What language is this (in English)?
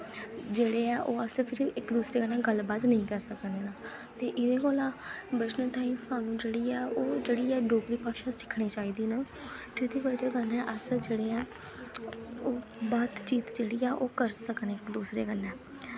Dogri